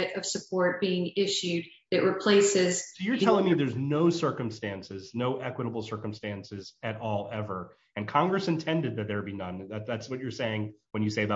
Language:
English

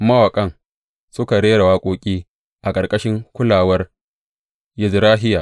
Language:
Hausa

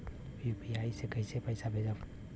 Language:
Bhojpuri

